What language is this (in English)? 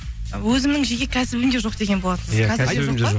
Kazakh